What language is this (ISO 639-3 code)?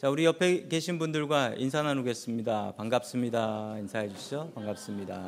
kor